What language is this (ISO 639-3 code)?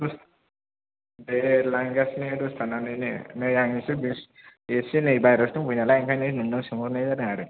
brx